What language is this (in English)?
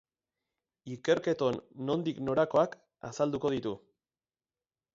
Basque